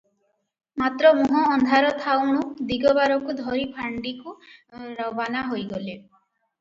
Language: Odia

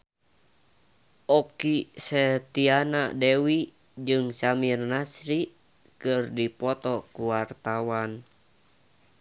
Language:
Sundanese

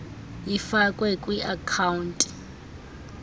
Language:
Xhosa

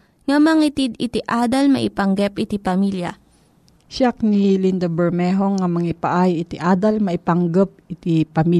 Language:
Filipino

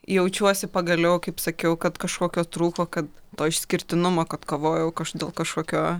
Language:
Lithuanian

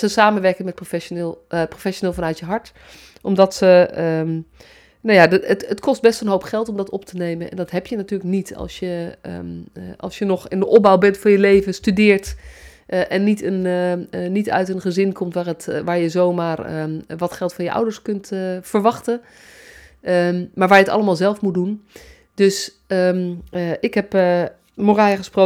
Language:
Dutch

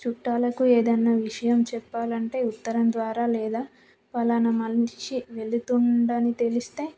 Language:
Telugu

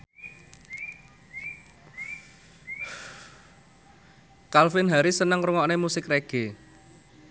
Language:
Javanese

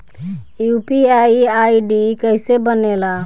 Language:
Bhojpuri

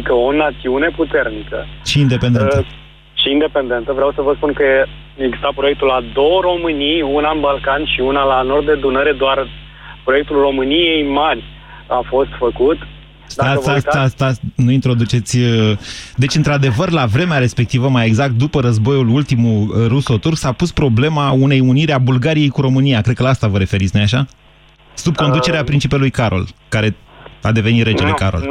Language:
Romanian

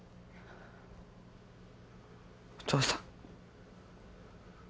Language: Japanese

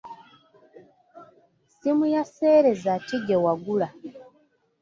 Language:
Ganda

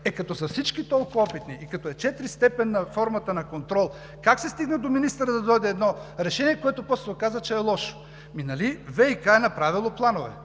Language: Bulgarian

